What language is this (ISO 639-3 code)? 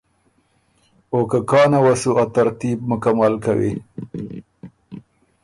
oru